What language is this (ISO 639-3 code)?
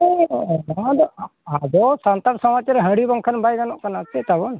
sat